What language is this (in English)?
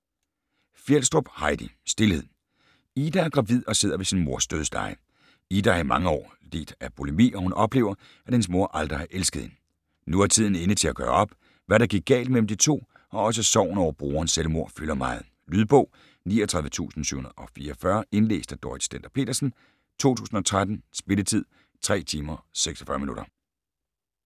Danish